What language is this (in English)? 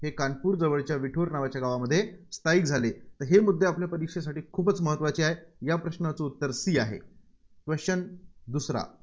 Marathi